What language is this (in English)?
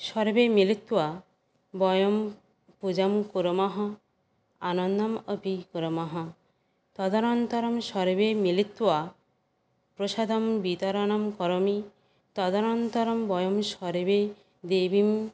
Sanskrit